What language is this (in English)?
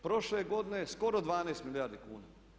Croatian